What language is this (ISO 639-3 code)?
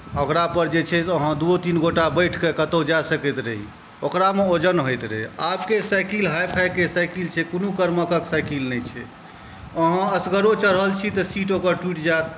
mai